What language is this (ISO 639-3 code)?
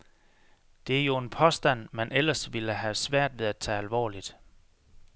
dan